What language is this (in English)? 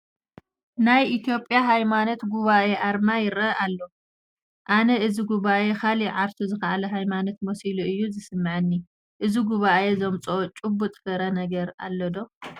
Tigrinya